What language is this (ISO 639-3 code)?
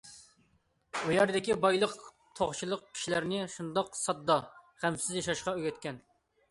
uig